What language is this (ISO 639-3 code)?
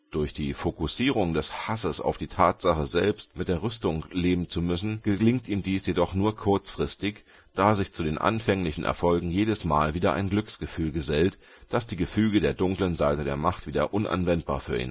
deu